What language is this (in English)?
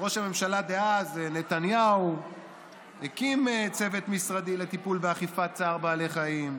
Hebrew